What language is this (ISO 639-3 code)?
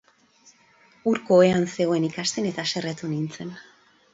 eus